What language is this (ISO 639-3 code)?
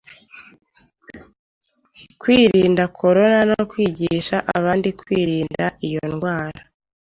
kin